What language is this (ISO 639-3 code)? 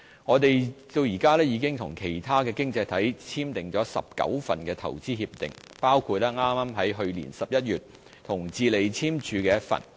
yue